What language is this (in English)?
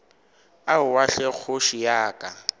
Northern Sotho